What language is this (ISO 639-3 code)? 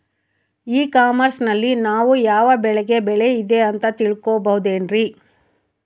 kan